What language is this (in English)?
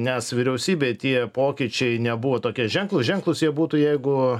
Lithuanian